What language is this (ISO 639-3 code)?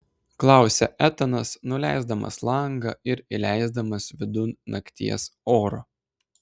lit